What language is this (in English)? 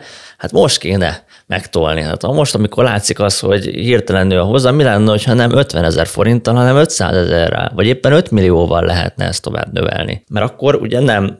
Hungarian